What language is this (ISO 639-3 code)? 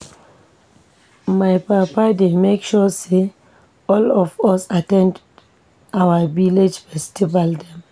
pcm